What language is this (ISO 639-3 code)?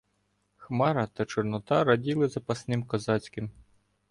ukr